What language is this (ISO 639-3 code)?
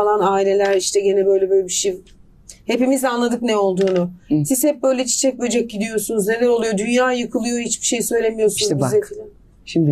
tur